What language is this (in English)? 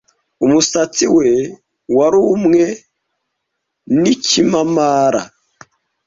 Kinyarwanda